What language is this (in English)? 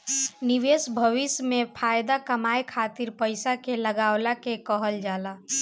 Bhojpuri